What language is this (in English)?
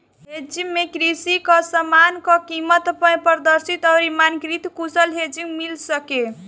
Bhojpuri